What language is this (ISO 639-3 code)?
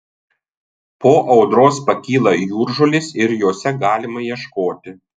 lit